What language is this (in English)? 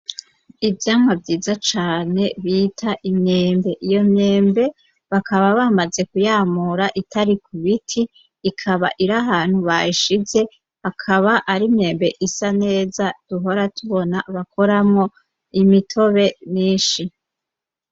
Rundi